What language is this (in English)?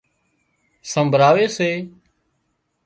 Wadiyara Koli